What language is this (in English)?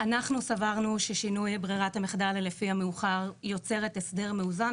Hebrew